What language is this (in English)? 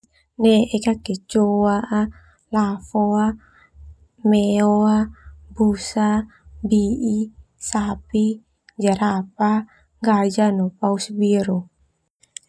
Termanu